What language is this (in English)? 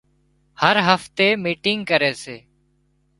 Wadiyara Koli